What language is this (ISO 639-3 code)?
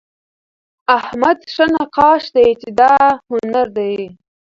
pus